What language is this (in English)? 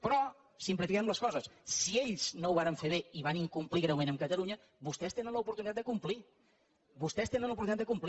Catalan